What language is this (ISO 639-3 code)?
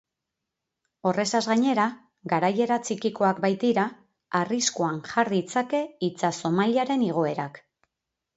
eus